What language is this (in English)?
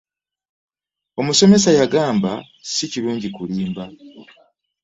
Ganda